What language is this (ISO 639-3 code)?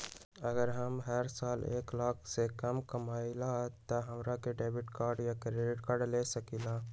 mag